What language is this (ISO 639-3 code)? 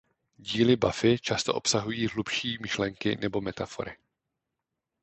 ces